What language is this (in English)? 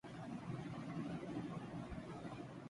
Urdu